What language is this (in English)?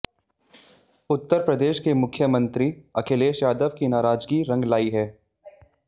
Hindi